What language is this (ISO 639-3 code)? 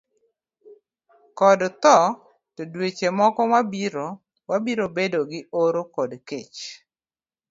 luo